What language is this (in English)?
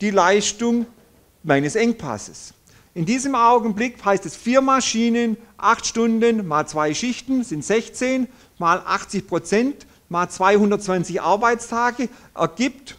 German